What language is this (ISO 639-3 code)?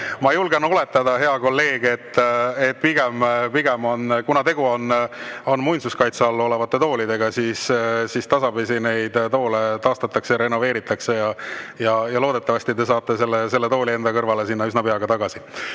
est